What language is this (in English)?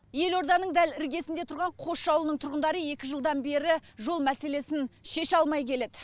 Kazakh